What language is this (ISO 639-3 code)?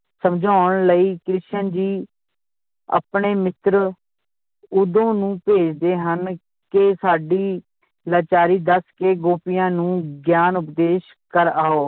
pan